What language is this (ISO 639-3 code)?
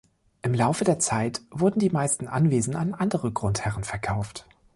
deu